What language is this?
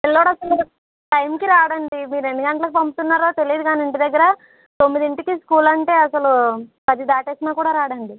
Telugu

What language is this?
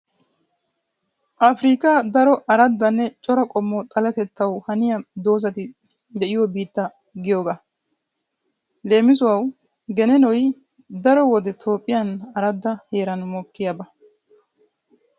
Wolaytta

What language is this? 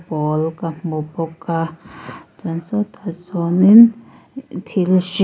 Mizo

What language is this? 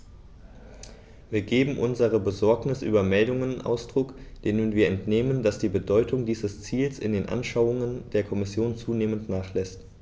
German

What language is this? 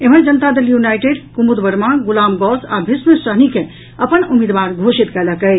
Maithili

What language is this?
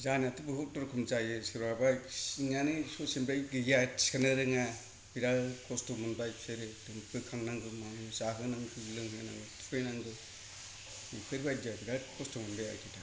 Bodo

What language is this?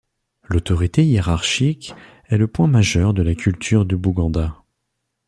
French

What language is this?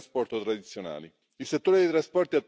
Romanian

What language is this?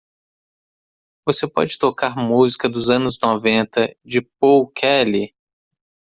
Portuguese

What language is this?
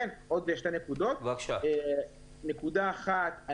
Hebrew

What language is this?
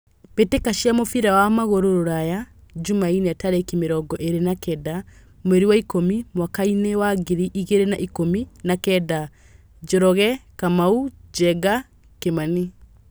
Kikuyu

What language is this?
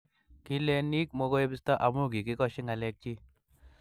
Kalenjin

